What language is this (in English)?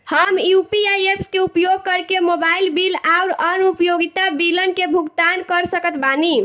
Bhojpuri